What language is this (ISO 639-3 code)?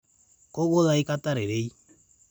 mas